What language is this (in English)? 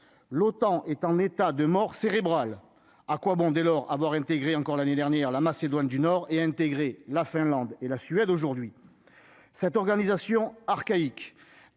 French